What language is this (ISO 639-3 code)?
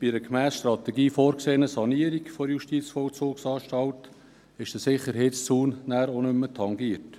gsw